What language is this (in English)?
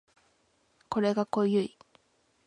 Japanese